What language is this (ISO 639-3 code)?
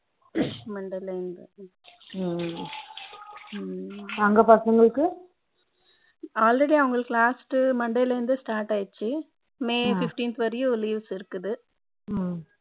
tam